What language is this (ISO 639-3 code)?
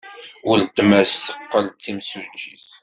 kab